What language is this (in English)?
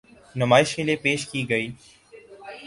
Urdu